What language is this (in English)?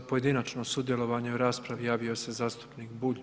Croatian